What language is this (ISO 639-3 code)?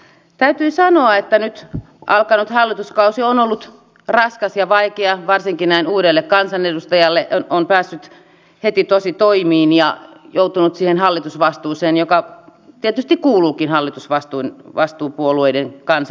fin